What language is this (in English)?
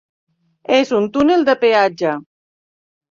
Catalan